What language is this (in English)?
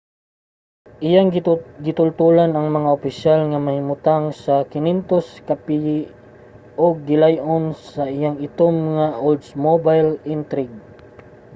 Cebuano